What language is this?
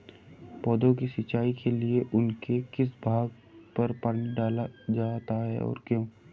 Hindi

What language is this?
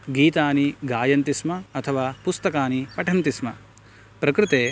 Sanskrit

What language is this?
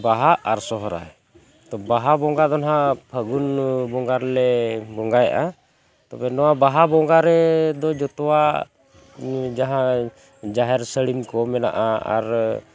Santali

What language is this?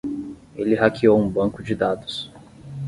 Portuguese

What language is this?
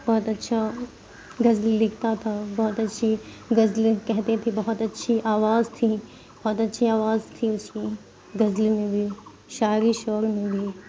Urdu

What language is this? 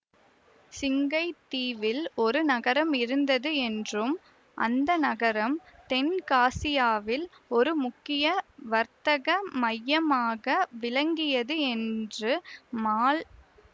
Tamil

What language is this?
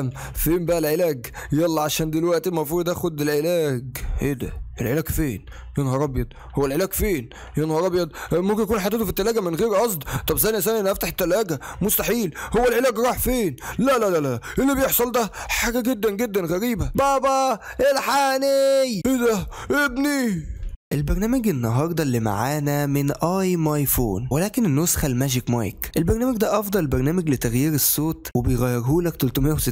Arabic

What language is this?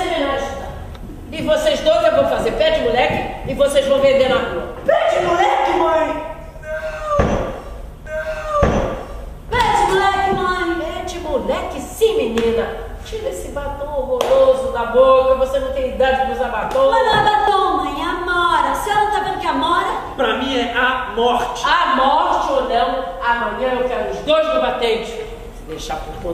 Portuguese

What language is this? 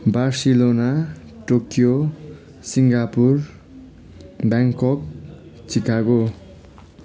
Nepali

